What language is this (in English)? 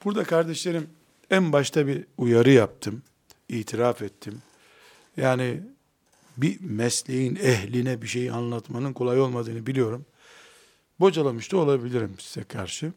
Turkish